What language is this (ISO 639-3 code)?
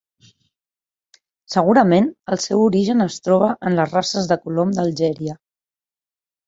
cat